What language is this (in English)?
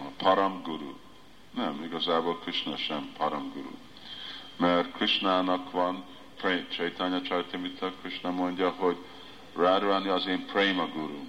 Hungarian